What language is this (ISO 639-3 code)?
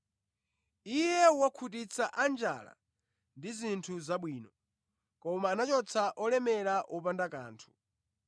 nya